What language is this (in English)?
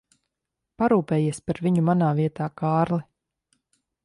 Latvian